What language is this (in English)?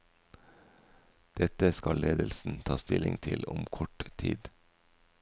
Norwegian